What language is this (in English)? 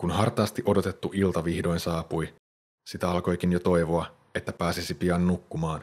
Finnish